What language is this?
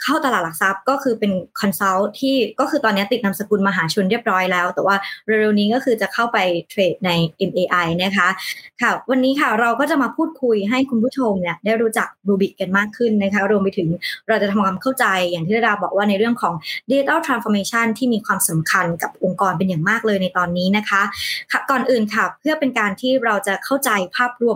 Thai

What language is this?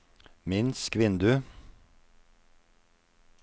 Norwegian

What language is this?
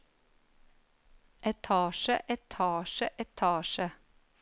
Norwegian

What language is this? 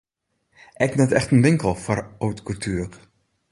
Western Frisian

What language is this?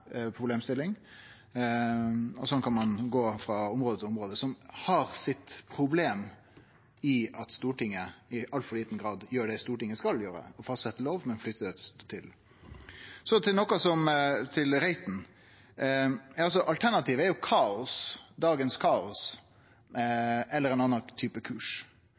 Norwegian Nynorsk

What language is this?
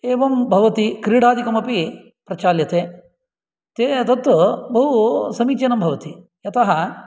Sanskrit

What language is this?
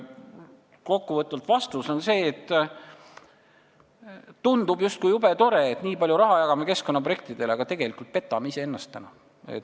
Estonian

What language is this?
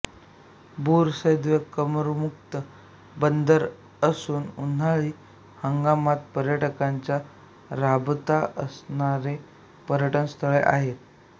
Marathi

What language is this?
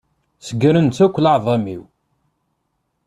Kabyle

